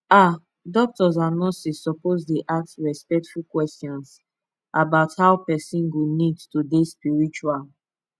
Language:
Nigerian Pidgin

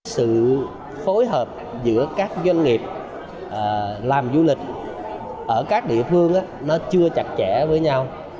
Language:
Vietnamese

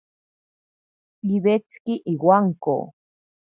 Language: Ashéninka Perené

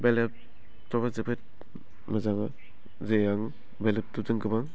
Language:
Bodo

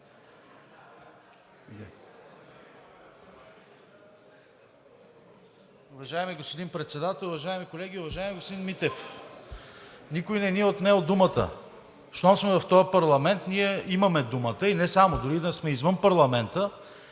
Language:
Bulgarian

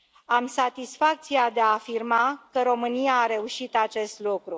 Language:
Romanian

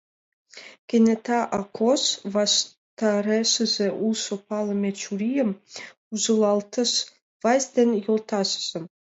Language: Mari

